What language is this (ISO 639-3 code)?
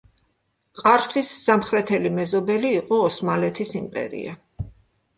kat